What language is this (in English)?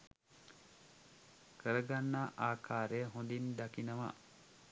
Sinhala